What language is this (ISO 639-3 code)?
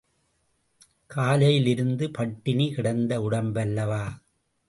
tam